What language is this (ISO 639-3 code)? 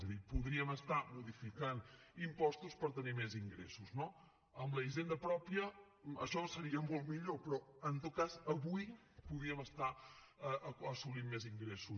cat